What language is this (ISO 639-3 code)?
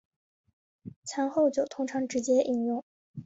zho